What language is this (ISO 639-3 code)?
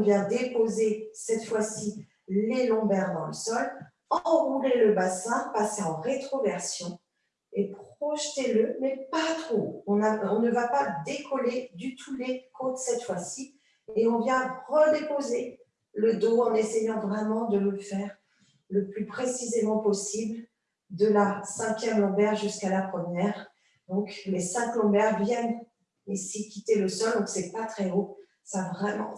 fra